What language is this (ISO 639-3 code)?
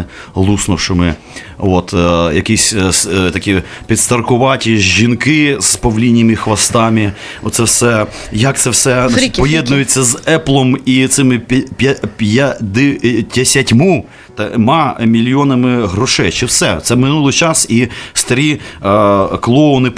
ukr